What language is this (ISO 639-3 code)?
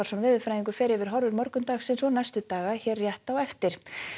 isl